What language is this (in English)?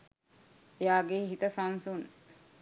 Sinhala